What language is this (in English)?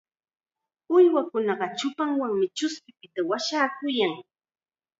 Chiquián Ancash Quechua